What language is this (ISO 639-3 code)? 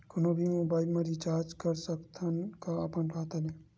hne